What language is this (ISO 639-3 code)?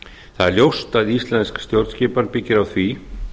isl